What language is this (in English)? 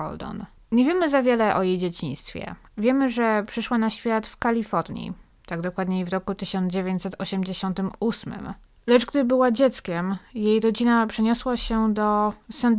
Polish